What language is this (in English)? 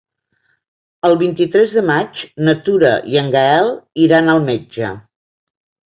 Catalan